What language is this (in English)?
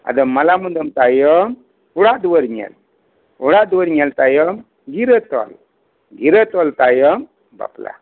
Santali